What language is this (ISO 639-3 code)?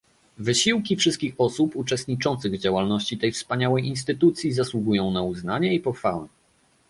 pol